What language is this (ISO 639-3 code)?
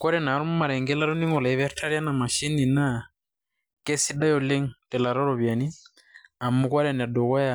mas